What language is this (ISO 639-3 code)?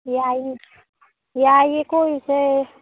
mni